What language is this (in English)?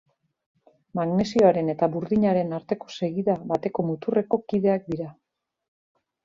Basque